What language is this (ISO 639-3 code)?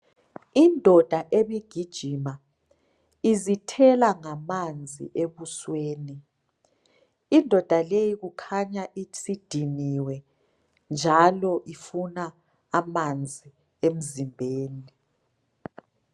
nde